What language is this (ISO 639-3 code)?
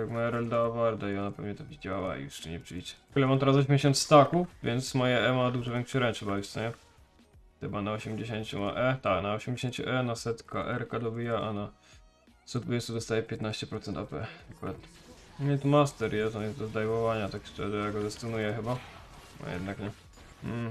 pol